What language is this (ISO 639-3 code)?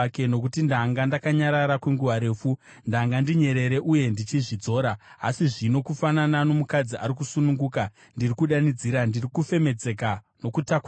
sna